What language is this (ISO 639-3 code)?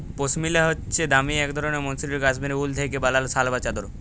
ben